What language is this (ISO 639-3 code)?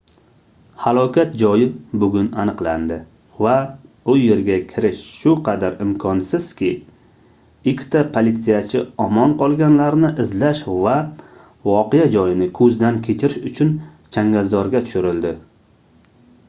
uzb